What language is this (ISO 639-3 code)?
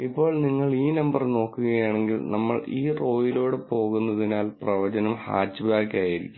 mal